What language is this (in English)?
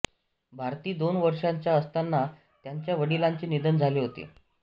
Marathi